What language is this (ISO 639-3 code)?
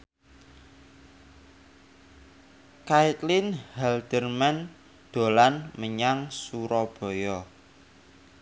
jav